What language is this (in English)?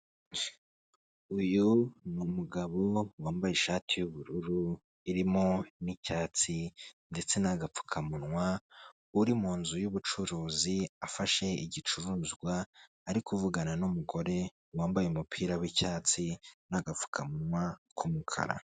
Kinyarwanda